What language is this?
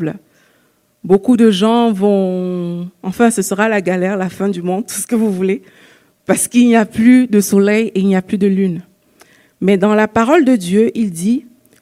French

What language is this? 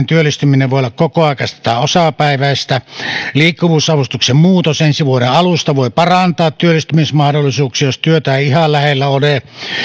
Finnish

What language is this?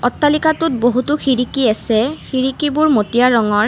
Assamese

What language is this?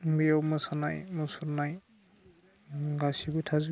Bodo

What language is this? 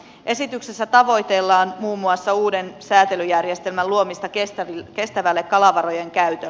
Finnish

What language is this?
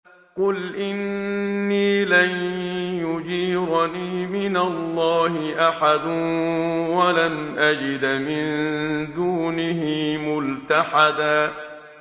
Arabic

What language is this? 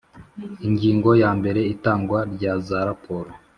Kinyarwanda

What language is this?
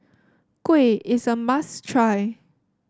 English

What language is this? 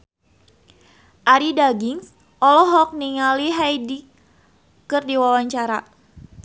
Sundanese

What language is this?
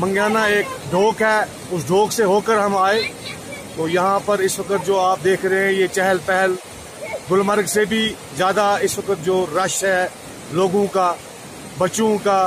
Hindi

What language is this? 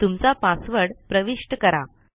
Marathi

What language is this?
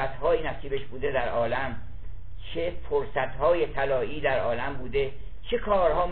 Persian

